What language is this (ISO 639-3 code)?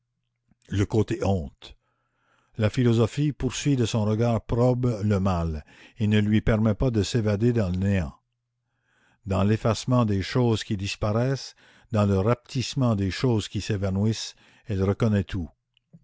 fra